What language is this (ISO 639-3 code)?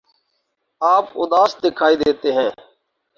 urd